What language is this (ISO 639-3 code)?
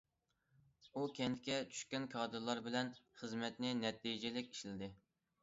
uig